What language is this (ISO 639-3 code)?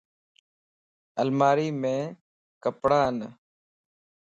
lss